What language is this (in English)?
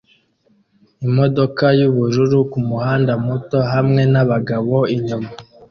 Kinyarwanda